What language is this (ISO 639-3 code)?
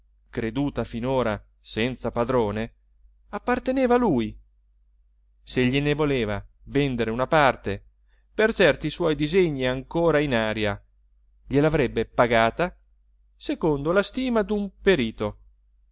ita